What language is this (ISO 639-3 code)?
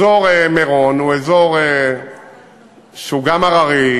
heb